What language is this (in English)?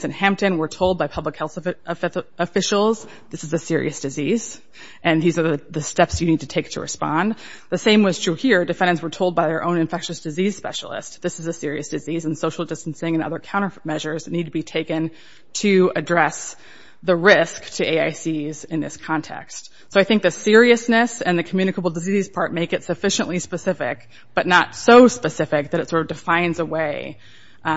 English